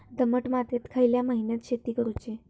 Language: Marathi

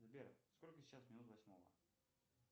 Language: Russian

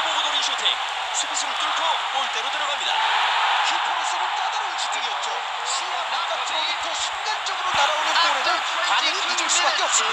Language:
Korean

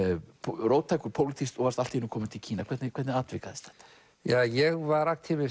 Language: Icelandic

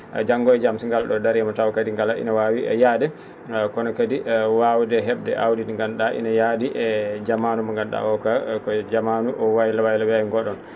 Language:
Fula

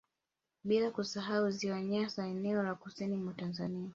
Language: Swahili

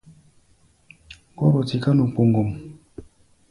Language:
Gbaya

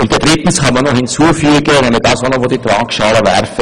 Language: Swiss German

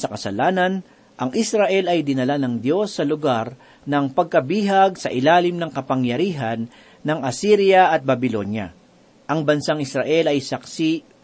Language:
Filipino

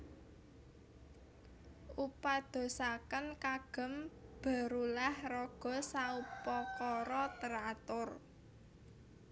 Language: Javanese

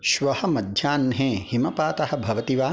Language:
Sanskrit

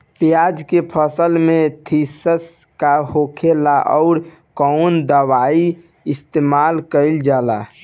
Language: Bhojpuri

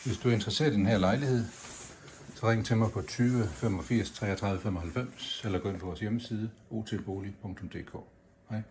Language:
Danish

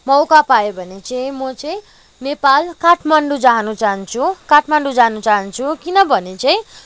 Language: Nepali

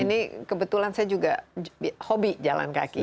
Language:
Indonesian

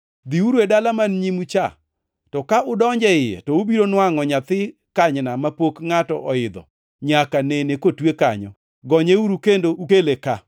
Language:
Luo (Kenya and Tanzania)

